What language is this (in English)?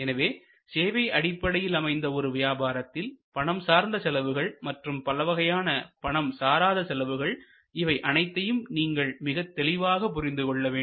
Tamil